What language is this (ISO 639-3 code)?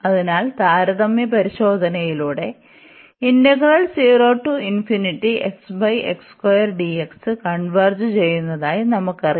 mal